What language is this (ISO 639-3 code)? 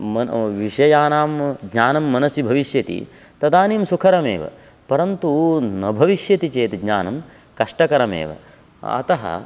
san